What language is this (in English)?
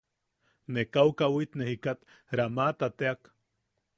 Yaqui